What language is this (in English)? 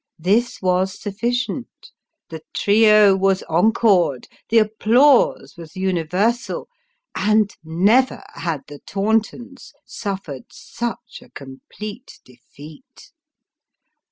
English